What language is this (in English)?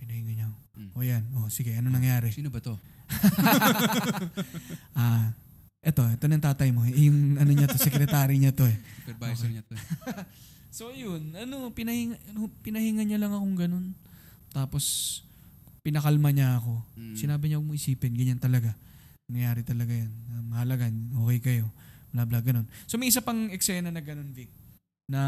Filipino